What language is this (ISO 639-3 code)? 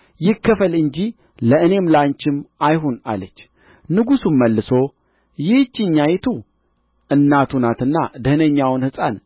amh